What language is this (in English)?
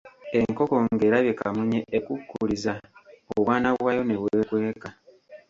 Ganda